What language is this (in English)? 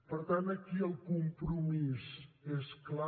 Catalan